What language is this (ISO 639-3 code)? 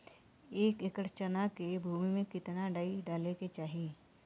bho